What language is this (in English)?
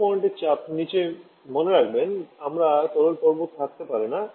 Bangla